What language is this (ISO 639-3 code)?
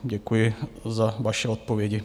ces